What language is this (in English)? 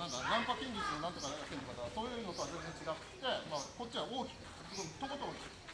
Japanese